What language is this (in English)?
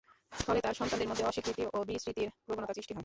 Bangla